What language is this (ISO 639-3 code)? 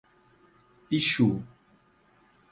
por